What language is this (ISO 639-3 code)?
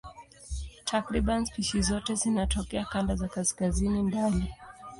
swa